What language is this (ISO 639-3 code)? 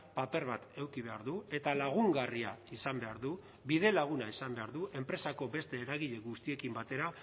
eus